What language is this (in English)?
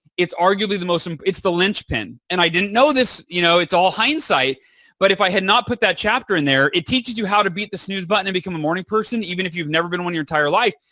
English